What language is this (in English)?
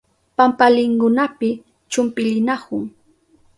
Southern Pastaza Quechua